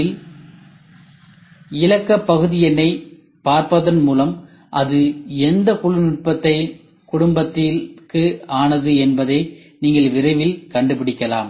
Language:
Tamil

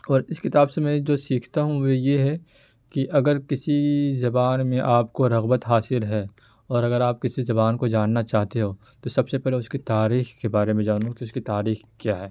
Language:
Urdu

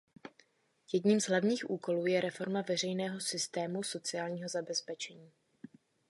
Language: Czech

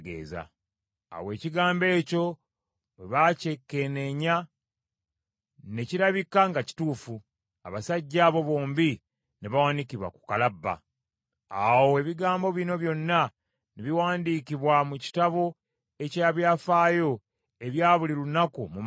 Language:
Ganda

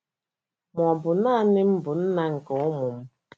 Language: Igbo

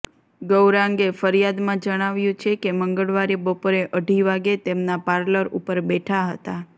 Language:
Gujarati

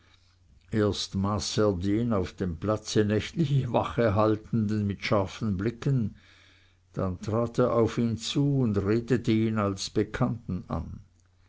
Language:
German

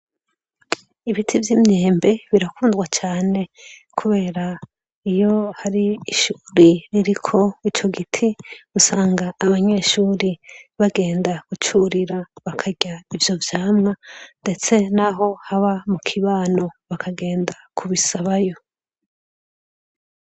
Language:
Rundi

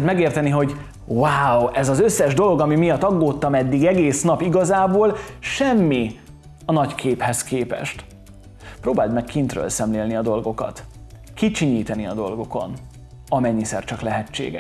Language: Hungarian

